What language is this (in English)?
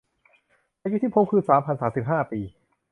Thai